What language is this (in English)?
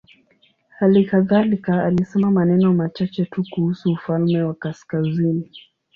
Swahili